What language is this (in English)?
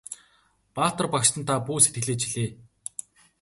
Mongolian